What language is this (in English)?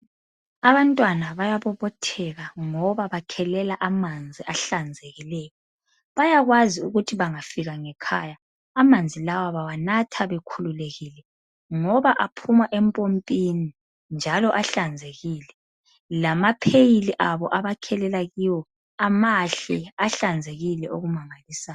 North Ndebele